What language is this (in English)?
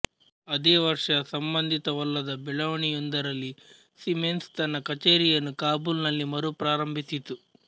Kannada